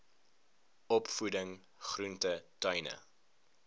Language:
Afrikaans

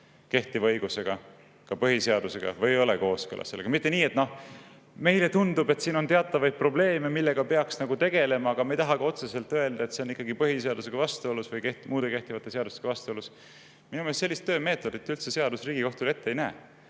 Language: Estonian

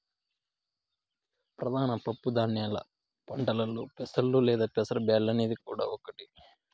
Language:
Telugu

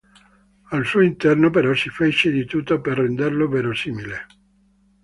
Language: Italian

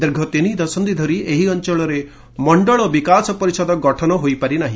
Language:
Odia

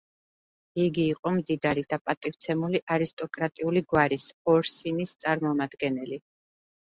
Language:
Georgian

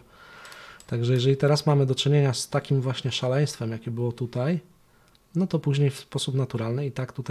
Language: Polish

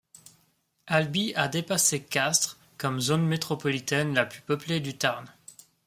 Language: French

